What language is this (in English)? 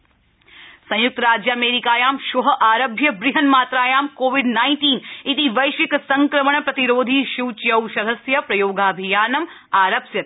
Sanskrit